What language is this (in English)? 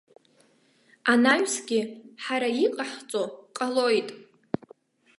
Abkhazian